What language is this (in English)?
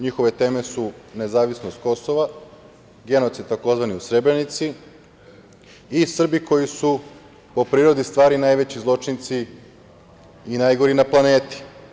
Serbian